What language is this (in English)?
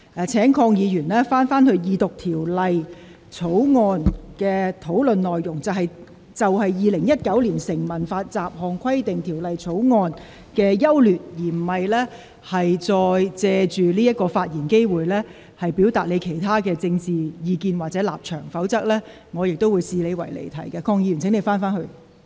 Cantonese